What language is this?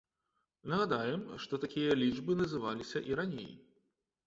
Belarusian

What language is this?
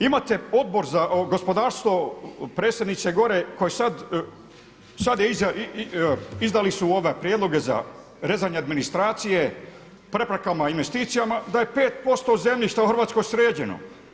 Croatian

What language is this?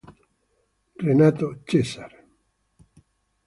Italian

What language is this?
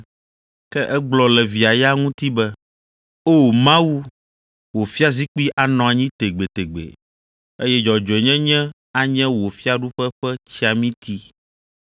Ewe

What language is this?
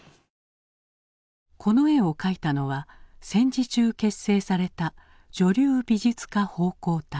Japanese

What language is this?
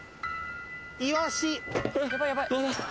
Japanese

